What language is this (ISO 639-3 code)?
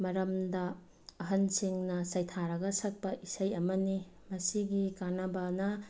mni